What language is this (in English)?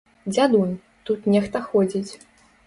Belarusian